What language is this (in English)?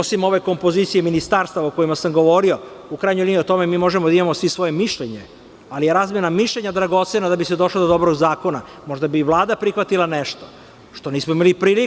Serbian